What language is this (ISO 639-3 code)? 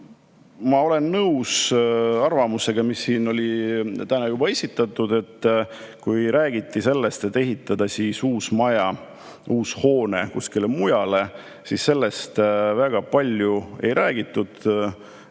est